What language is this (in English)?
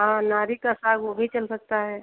Hindi